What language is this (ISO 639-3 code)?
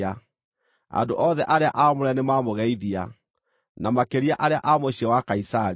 kik